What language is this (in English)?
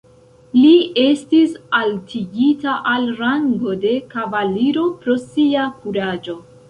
Esperanto